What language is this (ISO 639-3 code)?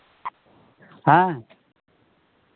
sat